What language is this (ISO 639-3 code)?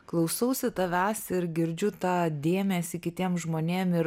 lit